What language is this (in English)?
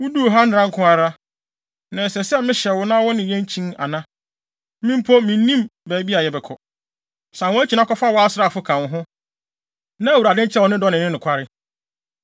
Akan